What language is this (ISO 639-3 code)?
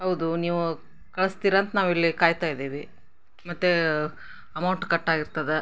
kan